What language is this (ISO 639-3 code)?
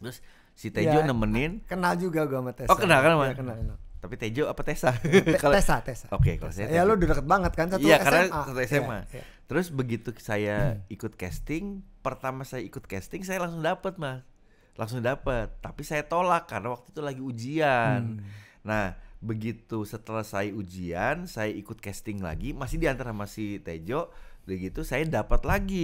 ind